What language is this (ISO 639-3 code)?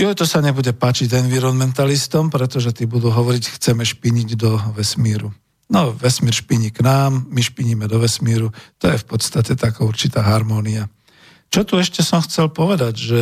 slk